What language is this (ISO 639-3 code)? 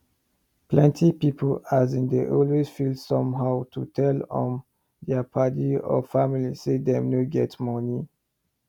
pcm